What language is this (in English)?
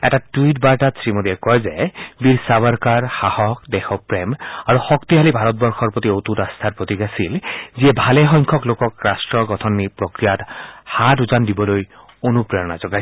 Assamese